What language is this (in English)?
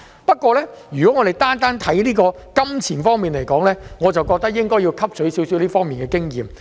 Cantonese